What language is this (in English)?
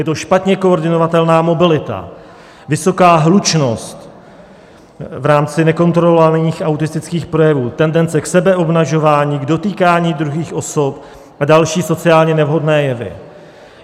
Czech